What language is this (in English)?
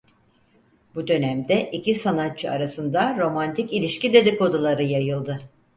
Turkish